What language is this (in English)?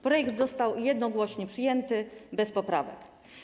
Polish